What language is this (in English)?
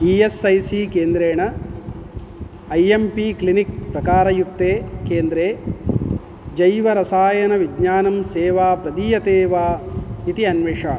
Sanskrit